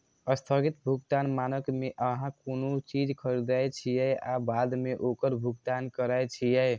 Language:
Maithili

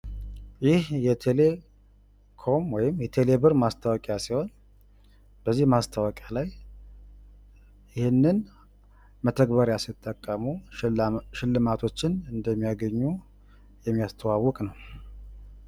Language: Amharic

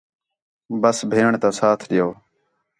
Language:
Khetrani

